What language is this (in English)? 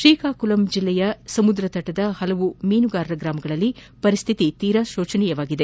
Kannada